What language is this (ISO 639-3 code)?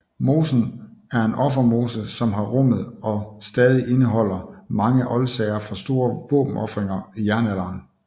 dan